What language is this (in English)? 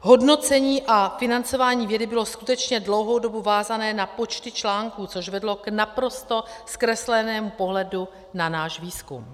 Czech